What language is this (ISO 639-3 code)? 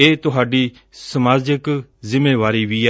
pan